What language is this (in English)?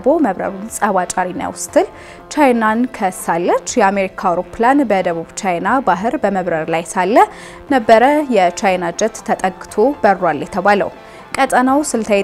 Arabic